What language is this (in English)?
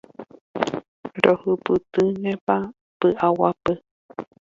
Guarani